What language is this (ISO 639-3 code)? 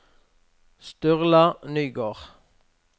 nor